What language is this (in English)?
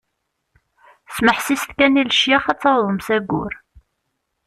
Kabyle